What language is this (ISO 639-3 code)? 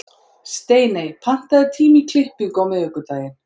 isl